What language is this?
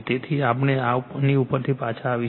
Gujarati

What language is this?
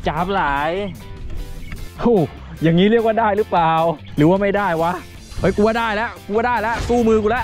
Thai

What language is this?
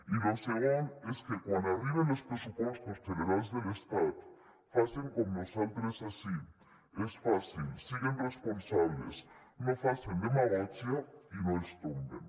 Catalan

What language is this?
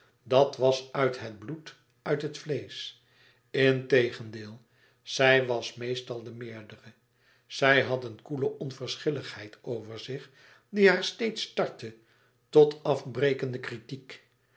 Dutch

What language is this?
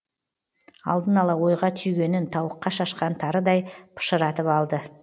Kazakh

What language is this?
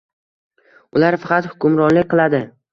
Uzbek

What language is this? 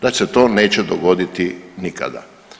Croatian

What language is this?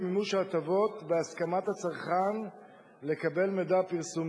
Hebrew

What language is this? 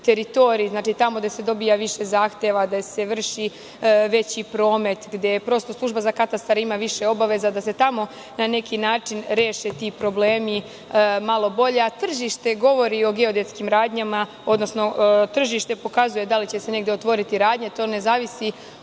Serbian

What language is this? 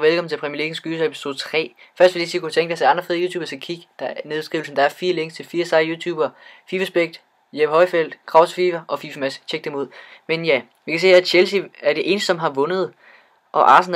Danish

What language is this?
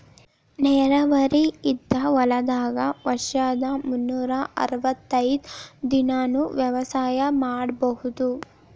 Kannada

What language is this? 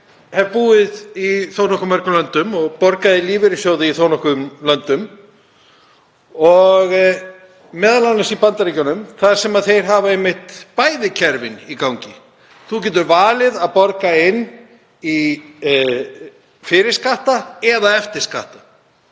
Icelandic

